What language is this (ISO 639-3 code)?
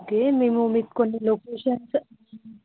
tel